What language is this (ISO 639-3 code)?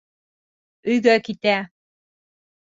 bak